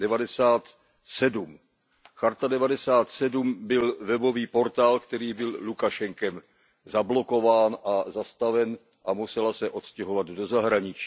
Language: Czech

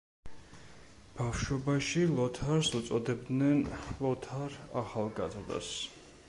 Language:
Georgian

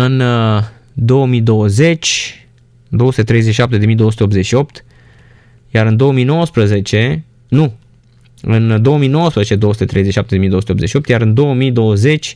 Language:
Romanian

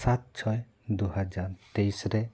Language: Santali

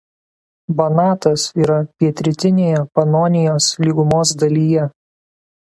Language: Lithuanian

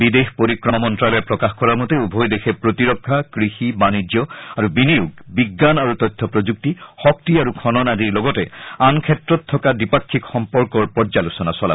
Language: Assamese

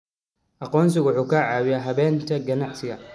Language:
Somali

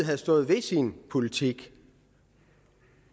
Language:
Danish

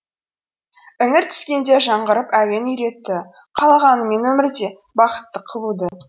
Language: Kazakh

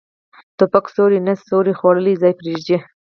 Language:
Pashto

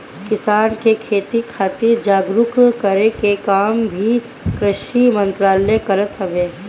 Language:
Bhojpuri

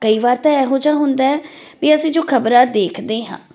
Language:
Punjabi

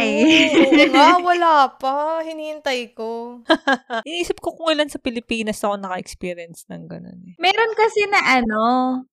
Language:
Filipino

